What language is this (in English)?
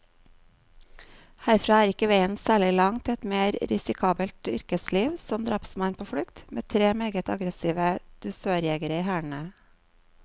Norwegian